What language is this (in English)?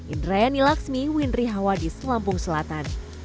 Indonesian